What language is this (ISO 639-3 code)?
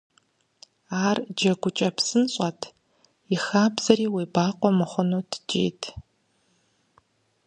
kbd